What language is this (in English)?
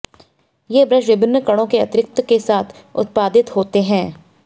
Hindi